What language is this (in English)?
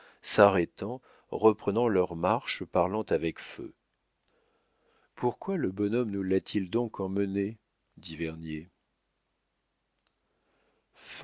French